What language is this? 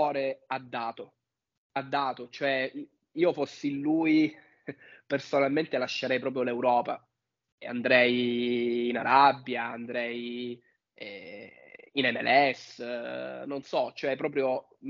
Italian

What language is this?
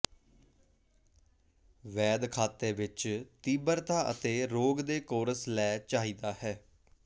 Punjabi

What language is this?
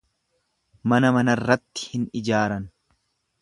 Oromo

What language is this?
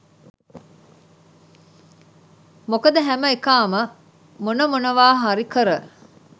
Sinhala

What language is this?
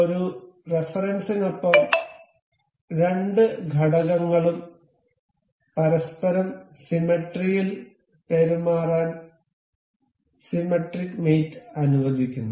Malayalam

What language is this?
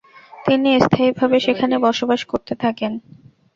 Bangla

